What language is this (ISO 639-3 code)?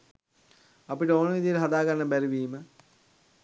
sin